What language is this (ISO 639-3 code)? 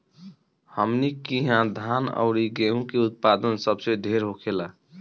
bho